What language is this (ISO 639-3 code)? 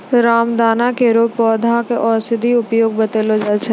mai